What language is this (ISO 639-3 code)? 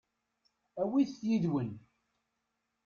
kab